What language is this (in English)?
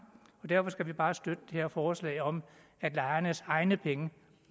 Danish